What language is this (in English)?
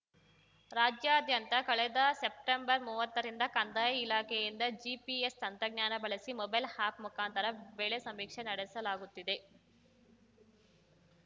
Kannada